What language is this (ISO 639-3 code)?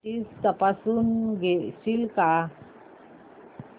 mar